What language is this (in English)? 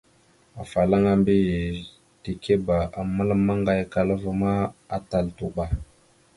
Mada (Cameroon)